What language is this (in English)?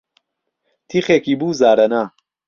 Central Kurdish